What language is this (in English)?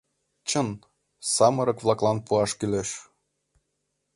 Mari